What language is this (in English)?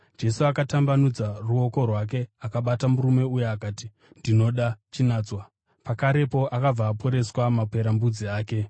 Shona